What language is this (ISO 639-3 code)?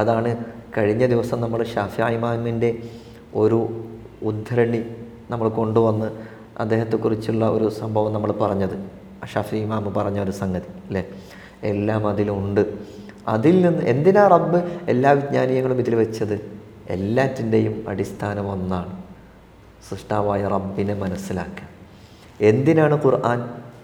mal